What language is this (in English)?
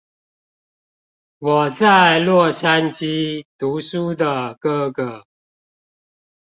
Chinese